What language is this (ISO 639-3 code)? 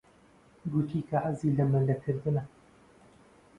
ckb